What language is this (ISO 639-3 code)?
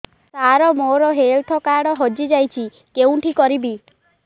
ori